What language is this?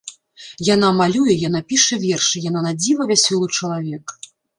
Belarusian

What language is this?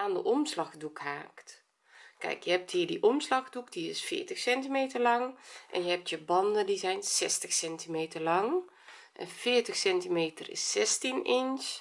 Dutch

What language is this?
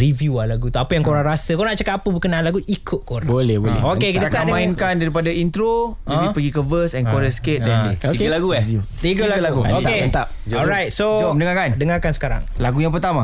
Malay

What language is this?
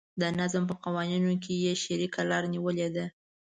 Pashto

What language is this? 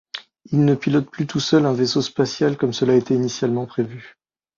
French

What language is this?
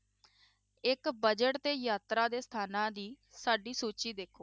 Punjabi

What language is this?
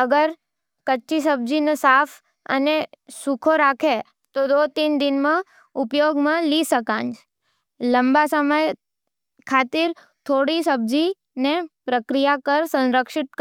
Nimadi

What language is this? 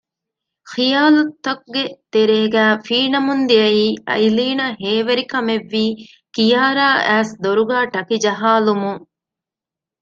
Divehi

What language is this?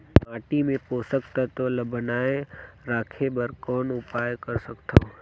Chhattisgarhi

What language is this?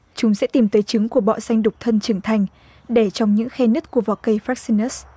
Vietnamese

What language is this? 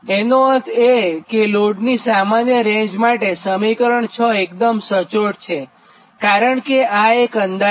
Gujarati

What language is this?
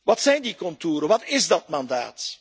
Dutch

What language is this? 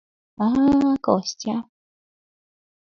Mari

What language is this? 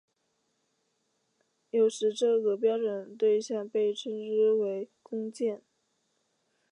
Chinese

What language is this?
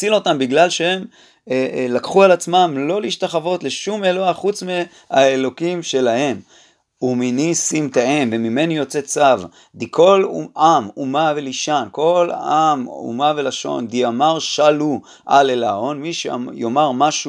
Hebrew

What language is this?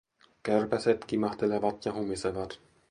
Finnish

